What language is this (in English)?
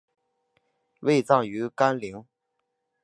Chinese